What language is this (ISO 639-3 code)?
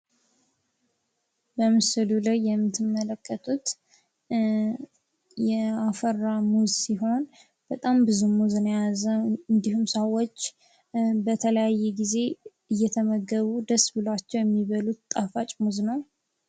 amh